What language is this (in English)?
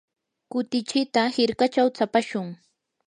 Yanahuanca Pasco Quechua